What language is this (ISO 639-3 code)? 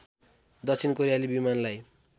nep